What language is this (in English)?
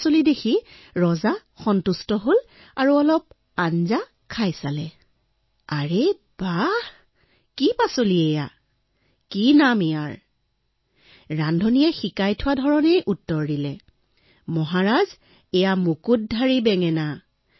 Assamese